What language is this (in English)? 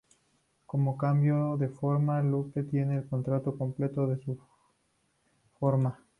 Spanish